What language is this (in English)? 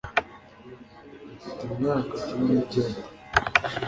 Kinyarwanda